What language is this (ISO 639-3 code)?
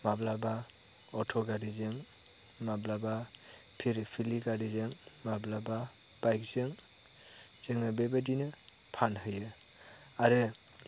brx